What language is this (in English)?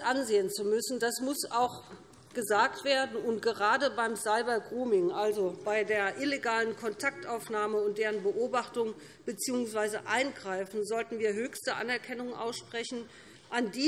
German